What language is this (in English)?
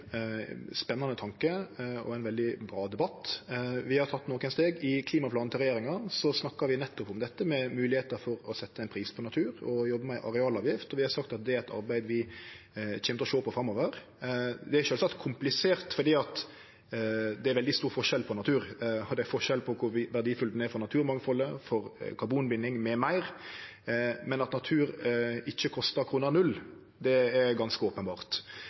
Norwegian Nynorsk